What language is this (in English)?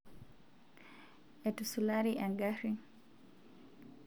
Masai